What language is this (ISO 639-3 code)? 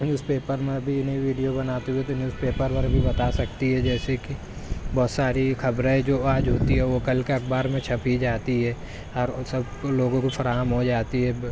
urd